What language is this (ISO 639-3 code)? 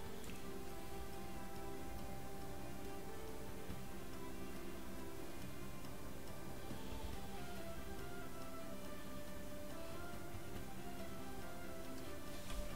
pol